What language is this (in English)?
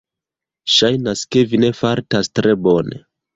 Esperanto